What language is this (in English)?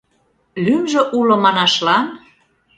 Mari